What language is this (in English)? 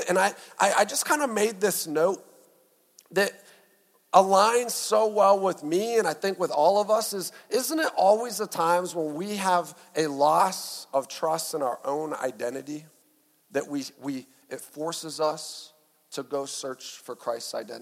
English